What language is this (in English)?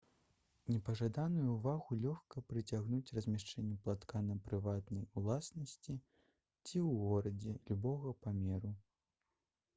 Belarusian